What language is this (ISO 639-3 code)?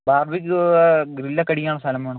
mal